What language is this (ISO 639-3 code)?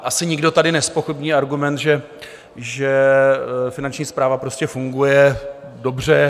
ces